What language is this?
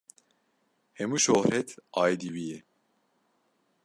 Kurdish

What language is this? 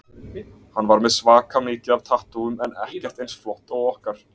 Icelandic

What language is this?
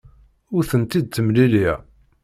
Kabyle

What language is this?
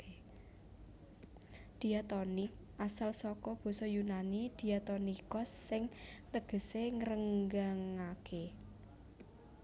Javanese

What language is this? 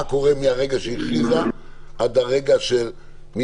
Hebrew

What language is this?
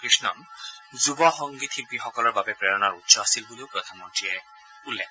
Assamese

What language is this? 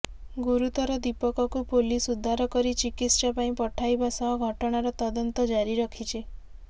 Odia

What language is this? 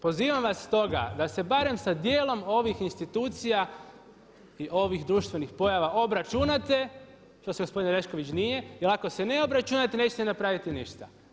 Croatian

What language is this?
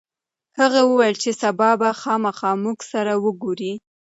Pashto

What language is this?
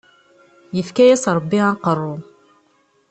Kabyle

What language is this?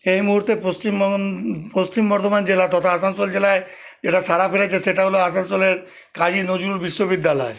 Bangla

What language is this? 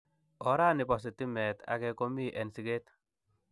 Kalenjin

